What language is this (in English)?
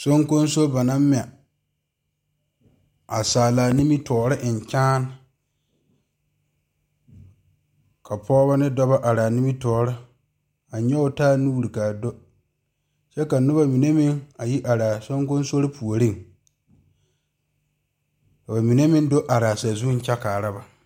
Southern Dagaare